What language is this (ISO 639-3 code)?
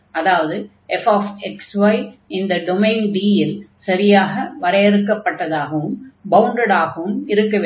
tam